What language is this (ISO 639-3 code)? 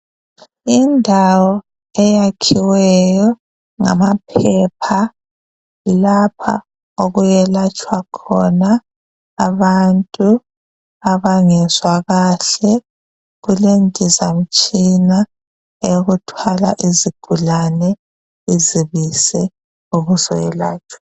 nde